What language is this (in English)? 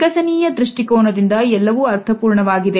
Kannada